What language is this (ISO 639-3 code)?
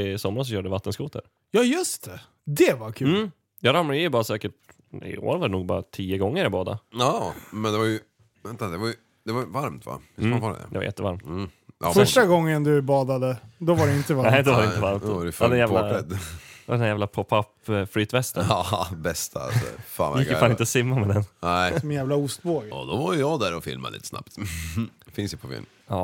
swe